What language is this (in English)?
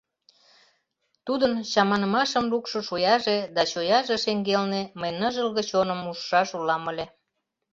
Mari